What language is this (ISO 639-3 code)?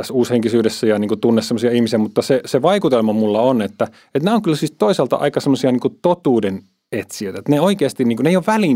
fin